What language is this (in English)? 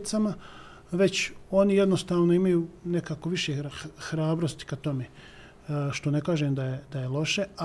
Croatian